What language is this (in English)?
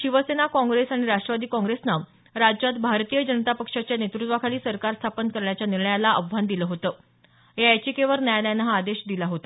Marathi